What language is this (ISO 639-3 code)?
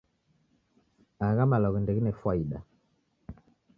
dav